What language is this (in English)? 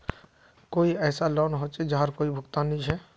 Magahi